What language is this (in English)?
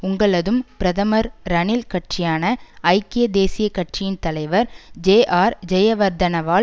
Tamil